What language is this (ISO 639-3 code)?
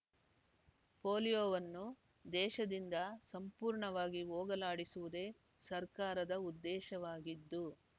kan